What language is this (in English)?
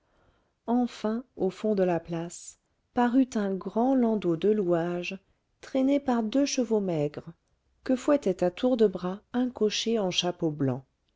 French